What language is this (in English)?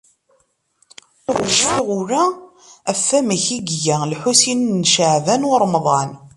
Kabyle